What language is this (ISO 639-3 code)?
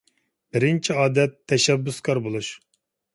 uig